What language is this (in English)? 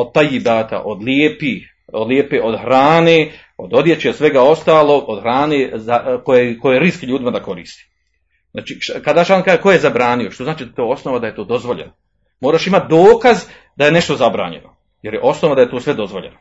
Croatian